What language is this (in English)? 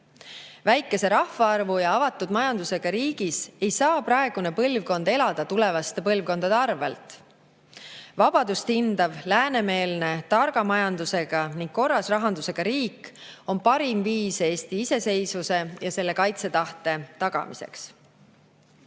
Estonian